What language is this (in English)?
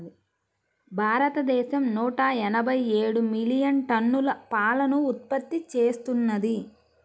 Telugu